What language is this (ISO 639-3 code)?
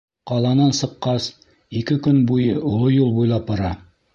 bak